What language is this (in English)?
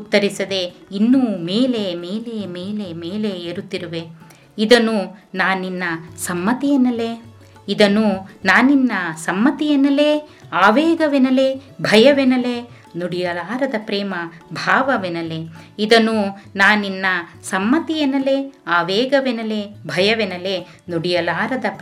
Kannada